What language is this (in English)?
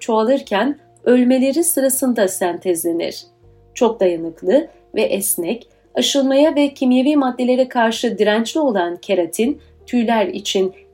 Turkish